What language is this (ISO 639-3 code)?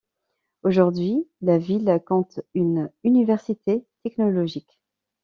fra